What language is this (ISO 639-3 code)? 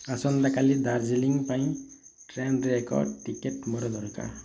ori